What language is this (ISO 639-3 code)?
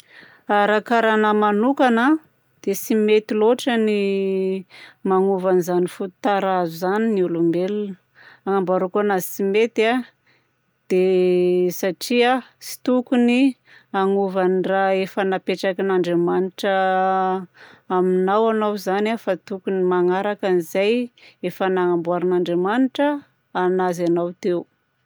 bzc